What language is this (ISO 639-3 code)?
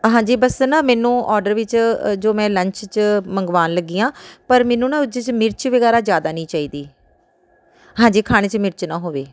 pan